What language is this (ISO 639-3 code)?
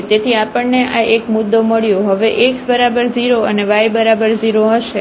guj